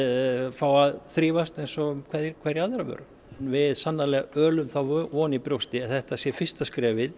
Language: Icelandic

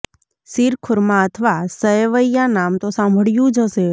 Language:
Gujarati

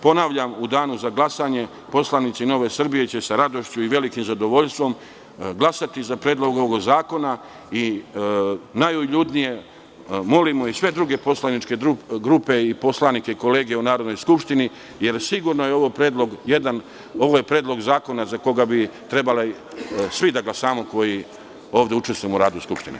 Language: Serbian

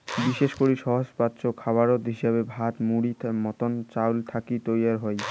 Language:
Bangla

